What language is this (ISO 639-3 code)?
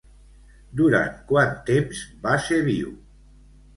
cat